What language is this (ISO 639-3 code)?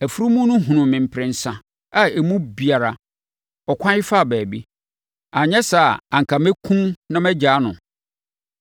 aka